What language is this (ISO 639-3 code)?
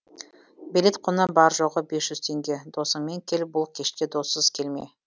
kaz